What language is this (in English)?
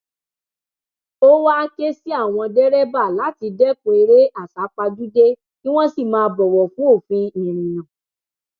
Yoruba